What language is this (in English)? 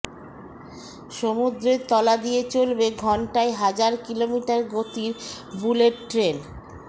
Bangla